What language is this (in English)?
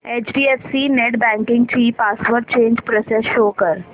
Marathi